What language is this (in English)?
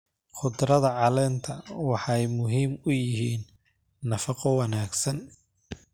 Somali